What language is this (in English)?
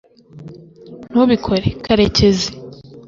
Kinyarwanda